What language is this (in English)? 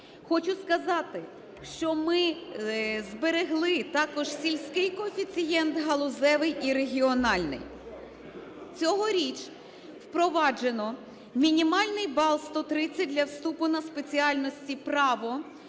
Ukrainian